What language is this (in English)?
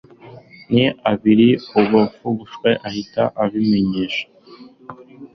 Kinyarwanda